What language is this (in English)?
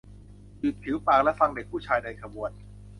Thai